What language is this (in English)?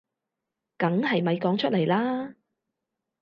Cantonese